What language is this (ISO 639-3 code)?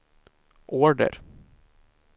swe